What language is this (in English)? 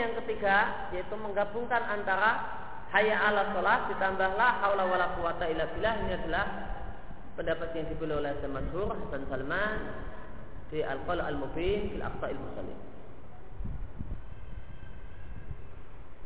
Indonesian